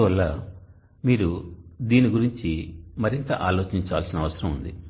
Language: Telugu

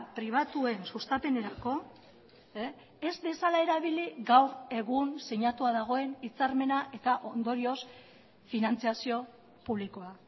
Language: Basque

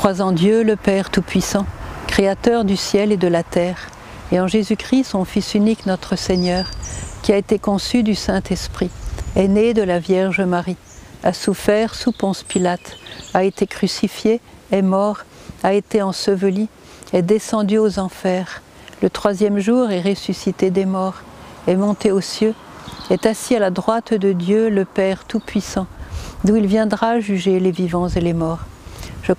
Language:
French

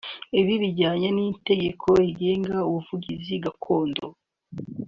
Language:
Kinyarwanda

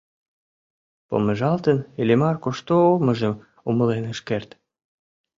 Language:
Mari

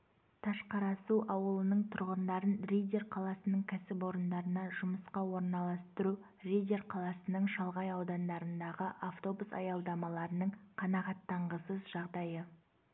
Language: Kazakh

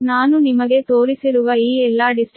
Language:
Kannada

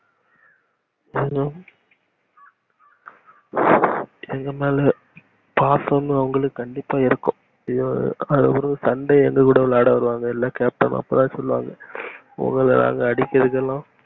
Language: Tamil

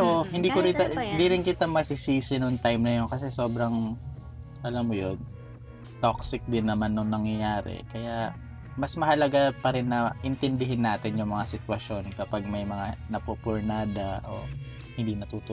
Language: Filipino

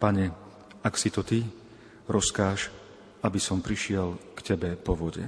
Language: Slovak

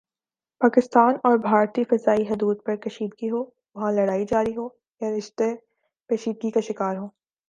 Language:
Urdu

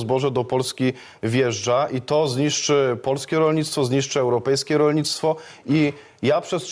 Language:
Polish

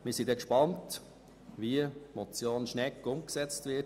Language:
Swiss German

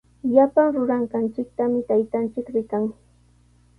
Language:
Sihuas Ancash Quechua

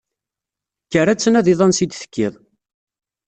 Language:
Kabyle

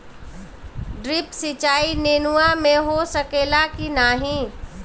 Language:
Bhojpuri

